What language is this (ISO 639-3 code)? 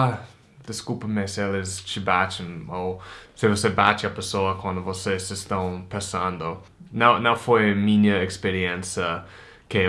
por